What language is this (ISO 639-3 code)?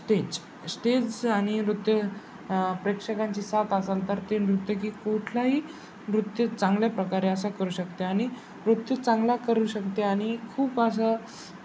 mar